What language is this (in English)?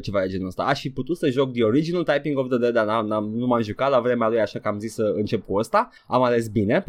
Romanian